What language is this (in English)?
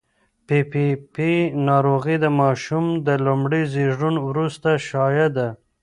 Pashto